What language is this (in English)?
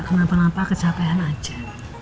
Indonesian